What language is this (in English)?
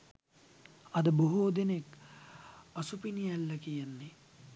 Sinhala